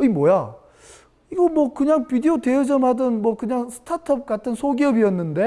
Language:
Korean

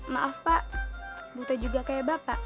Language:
Indonesian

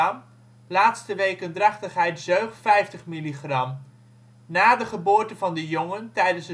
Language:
Dutch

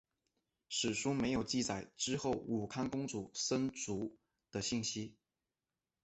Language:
Chinese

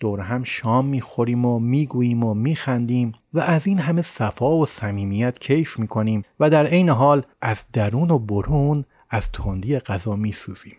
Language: Persian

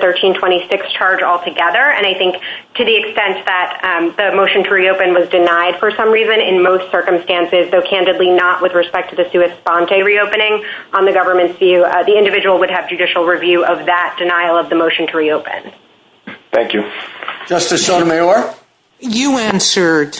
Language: English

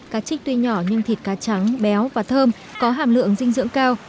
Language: Vietnamese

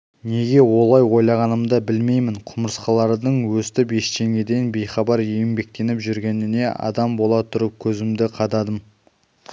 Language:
Kazakh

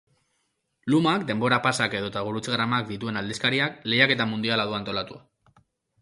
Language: Basque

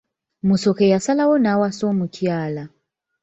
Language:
Ganda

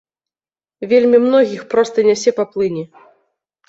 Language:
Belarusian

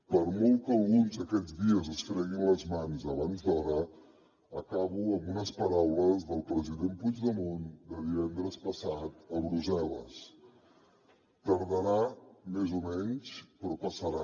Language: Catalan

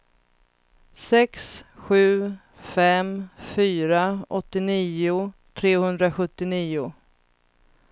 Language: Swedish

